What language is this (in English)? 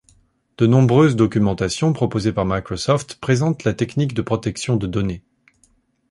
French